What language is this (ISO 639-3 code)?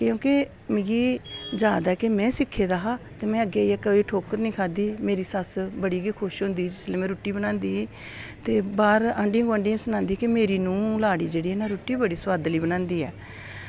doi